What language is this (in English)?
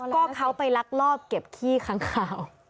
Thai